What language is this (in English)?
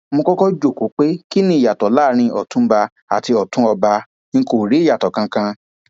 Yoruba